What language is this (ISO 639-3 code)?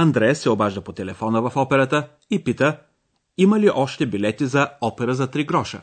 bul